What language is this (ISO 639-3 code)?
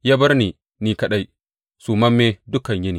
hau